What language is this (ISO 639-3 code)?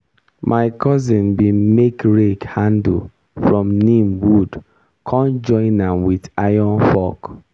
pcm